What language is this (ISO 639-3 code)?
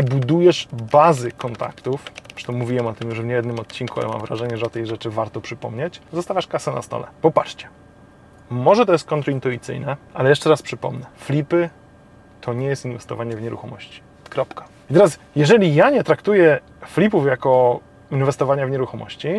pol